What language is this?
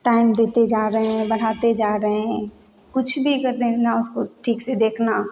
Hindi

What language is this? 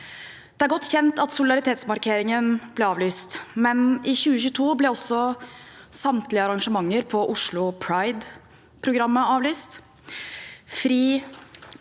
Norwegian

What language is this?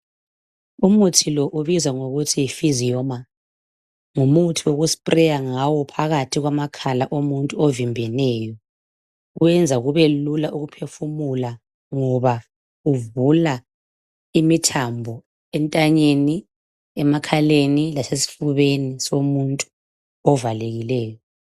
North Ndebele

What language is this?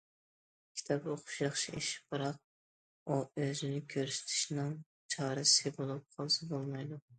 Uyghur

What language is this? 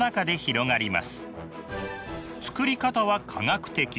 Japanese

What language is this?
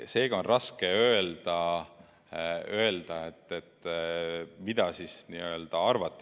Estonian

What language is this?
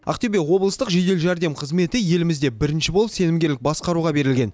Kazakh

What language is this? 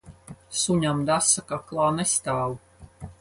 Latvian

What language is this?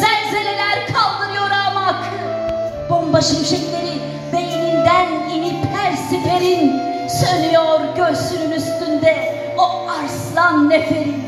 Turkish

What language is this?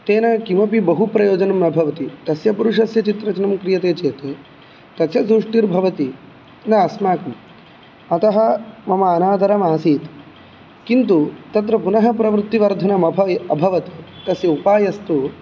Sanskrit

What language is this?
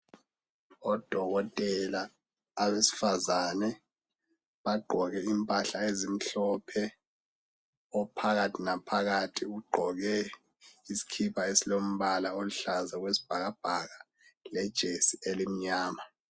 North Ndebele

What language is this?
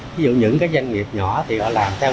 Vietnamese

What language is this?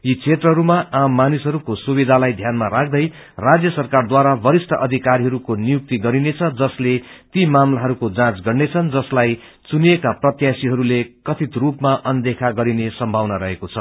Nepali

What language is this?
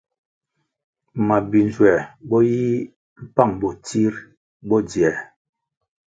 Kwasio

